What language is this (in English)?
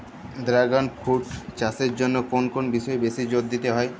Bangla